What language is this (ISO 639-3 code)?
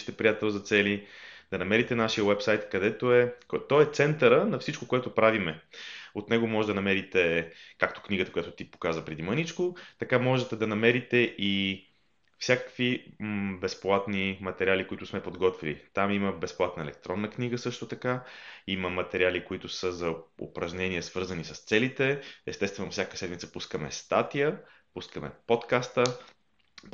bul